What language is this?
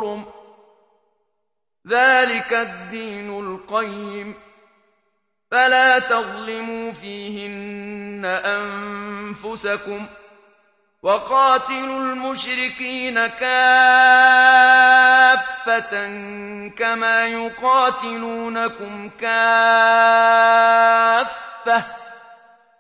Arabic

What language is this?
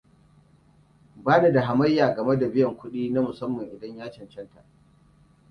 Hausa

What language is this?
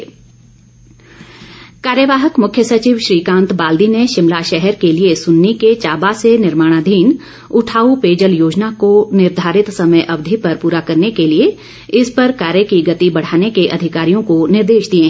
Hindi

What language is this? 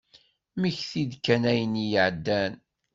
Kabyle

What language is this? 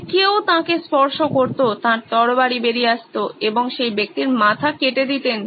Bangla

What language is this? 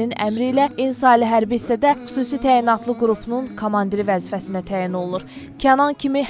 Turkish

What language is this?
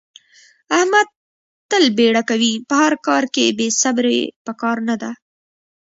Pashto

